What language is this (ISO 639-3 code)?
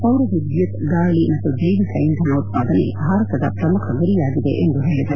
kan